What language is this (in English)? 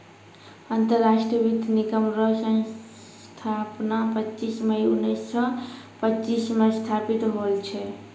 Maithili